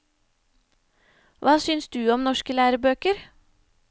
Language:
Norwegian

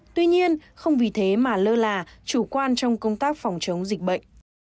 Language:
Vietnamese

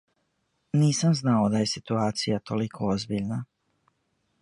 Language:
Serbian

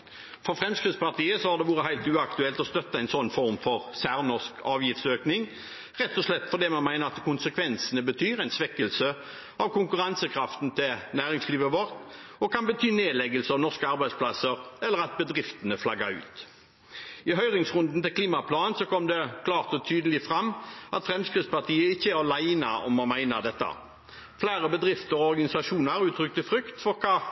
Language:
Norwegian Bokmål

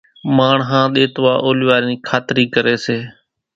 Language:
Kachi Koli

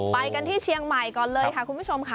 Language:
Thai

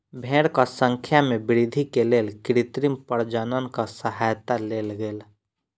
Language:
Maithili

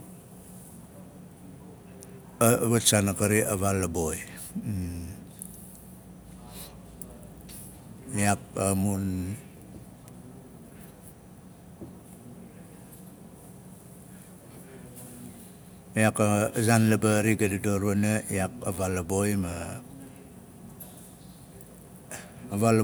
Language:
Nalik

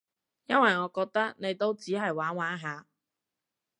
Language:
Cantonese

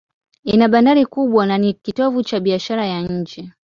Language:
Swahili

